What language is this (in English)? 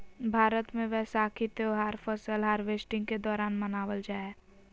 Magahi